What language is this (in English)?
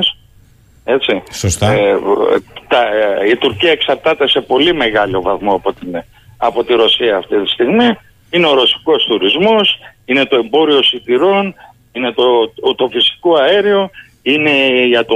Greek